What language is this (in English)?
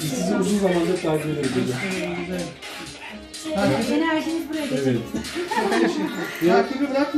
Turkish